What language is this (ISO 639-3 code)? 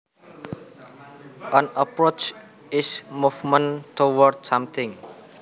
jav